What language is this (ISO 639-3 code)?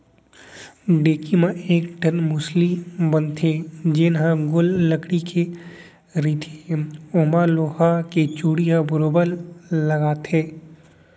hne